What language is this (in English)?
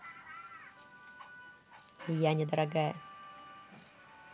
Russian